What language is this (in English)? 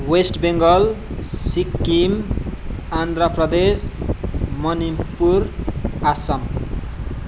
Nepali